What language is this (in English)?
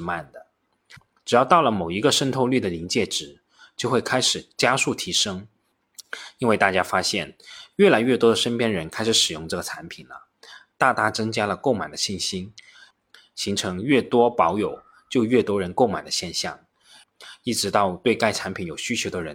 Chinese